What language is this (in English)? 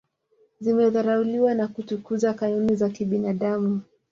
Swahili